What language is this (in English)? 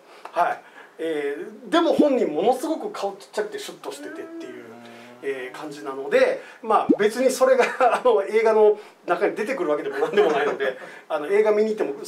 Japanese